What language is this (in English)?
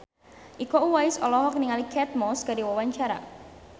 Sundanese